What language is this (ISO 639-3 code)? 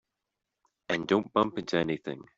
eng